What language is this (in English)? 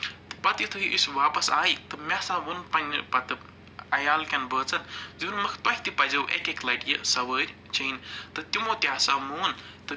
Kashmiri